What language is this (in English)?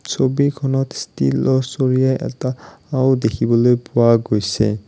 Assamese